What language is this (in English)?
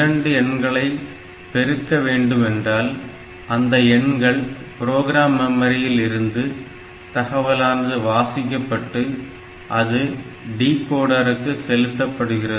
Tamil